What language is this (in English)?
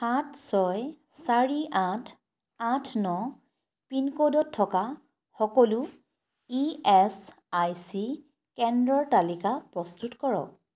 Assamese